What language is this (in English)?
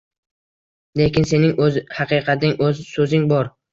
Uzbek